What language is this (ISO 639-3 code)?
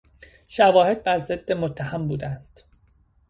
fas